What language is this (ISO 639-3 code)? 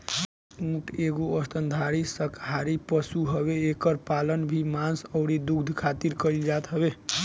bho